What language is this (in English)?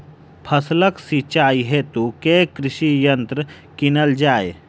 Maithili